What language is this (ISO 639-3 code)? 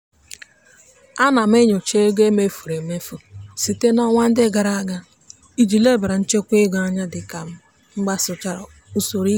ibo